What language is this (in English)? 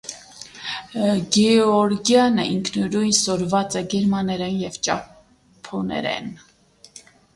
Armenian